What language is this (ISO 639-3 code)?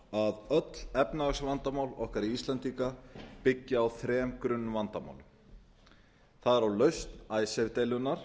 isl